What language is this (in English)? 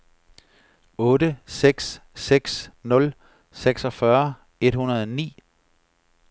Danish